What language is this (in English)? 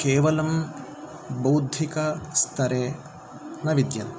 Sanskrit